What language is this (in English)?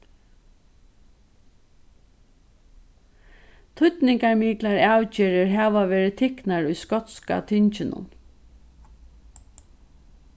Faroese